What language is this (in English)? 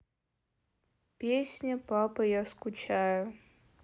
Russian